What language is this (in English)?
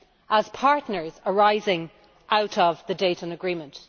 English